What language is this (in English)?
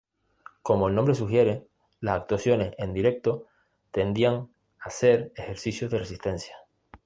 Spanish